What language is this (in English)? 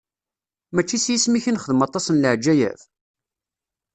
Kabyle